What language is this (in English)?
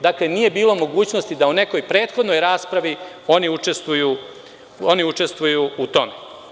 Serbian